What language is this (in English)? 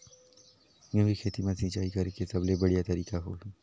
Chhattisgarhi